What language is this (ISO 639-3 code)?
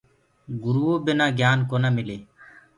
ggg